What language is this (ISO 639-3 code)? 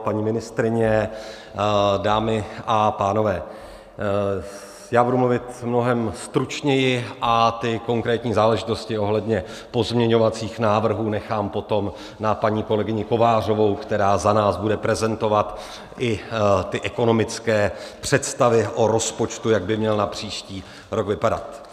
ces